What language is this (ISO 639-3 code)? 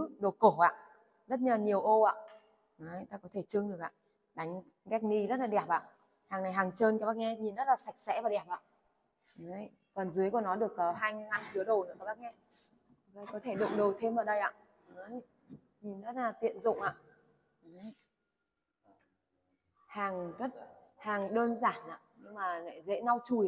vie